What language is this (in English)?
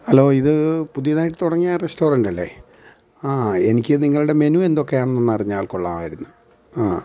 Malayalam